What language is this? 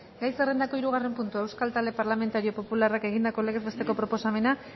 Basque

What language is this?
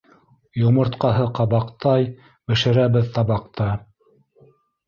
Bashkir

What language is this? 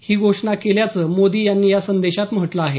Marathi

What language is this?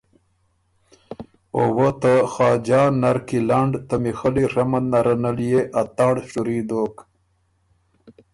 Ormuri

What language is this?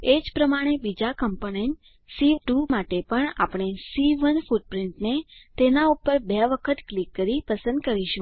Gujarati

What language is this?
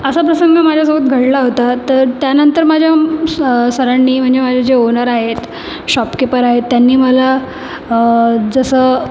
Marathi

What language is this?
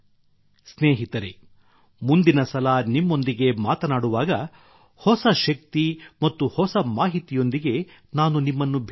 Kannada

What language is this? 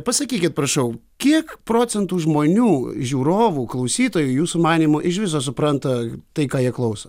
Lithuanian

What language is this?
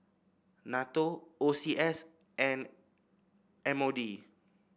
English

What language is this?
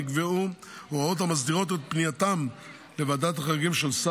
Hebrew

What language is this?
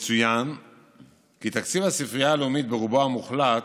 Hebrew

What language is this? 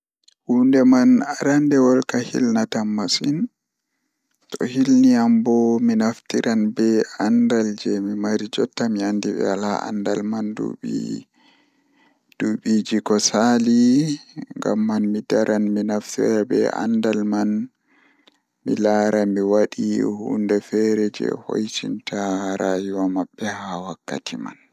Fula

